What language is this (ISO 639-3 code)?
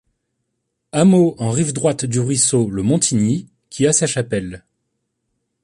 fra